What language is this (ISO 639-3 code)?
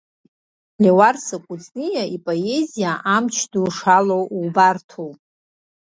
abk